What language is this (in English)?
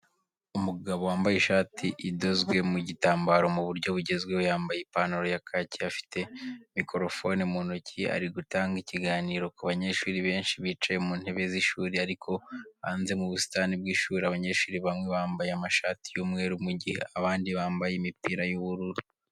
Kinyarwanda